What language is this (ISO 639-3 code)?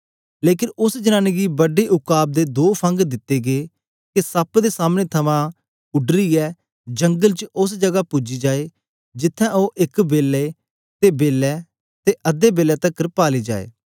doi